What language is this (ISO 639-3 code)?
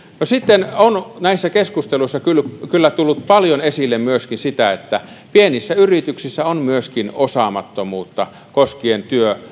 fin